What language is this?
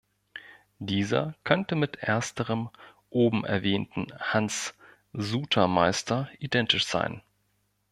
German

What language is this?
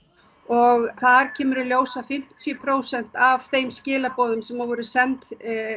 Icelandic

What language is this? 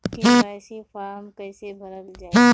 Bhojpuri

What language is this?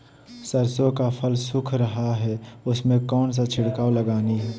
Magahi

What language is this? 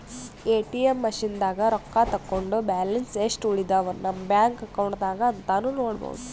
Kannada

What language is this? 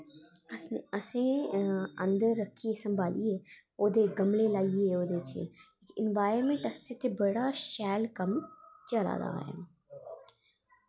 Dogri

